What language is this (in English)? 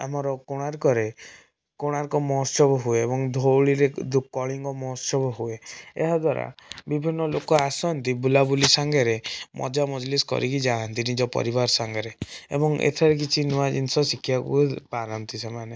Odia